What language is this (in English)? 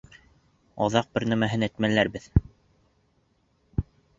Bashkir